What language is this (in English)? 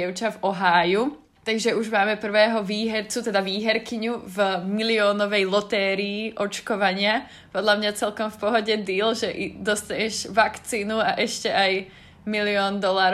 Slovak